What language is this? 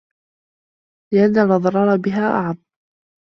Arabic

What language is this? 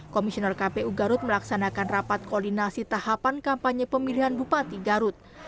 Indonesian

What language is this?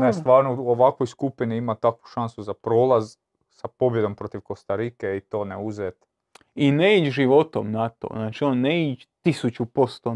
Croatian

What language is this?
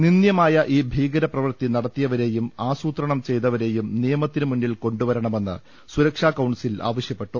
Malayalam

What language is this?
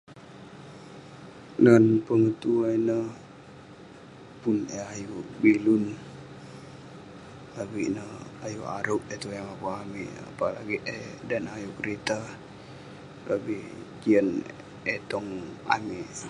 Western Penan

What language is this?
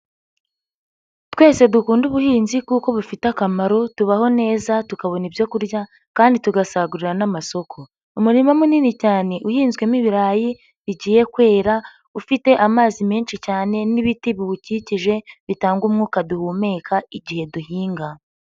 Kinyarwanda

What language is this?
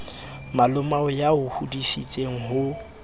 Southern Sotho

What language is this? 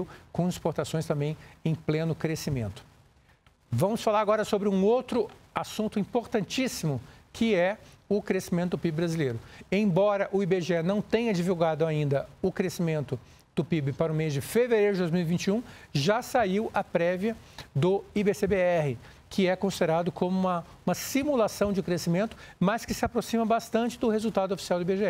Portuguese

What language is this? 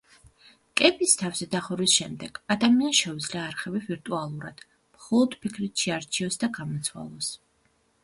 Georgian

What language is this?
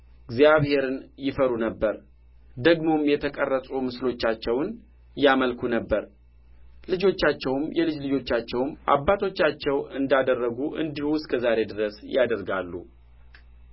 Amharic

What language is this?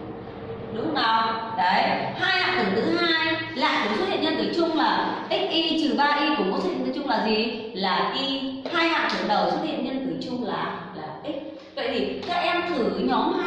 Vietnamese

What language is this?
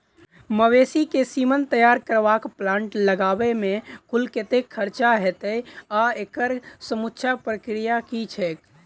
Maithili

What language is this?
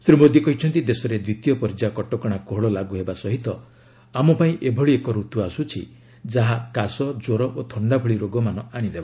Odia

